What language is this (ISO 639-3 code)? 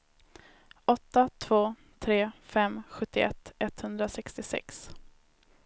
swe